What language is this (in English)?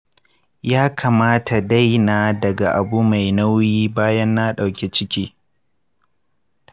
Hausa